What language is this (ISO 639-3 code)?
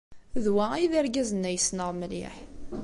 kab